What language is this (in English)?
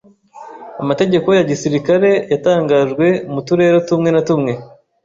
Kinyarwanda